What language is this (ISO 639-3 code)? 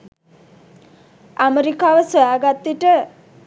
sin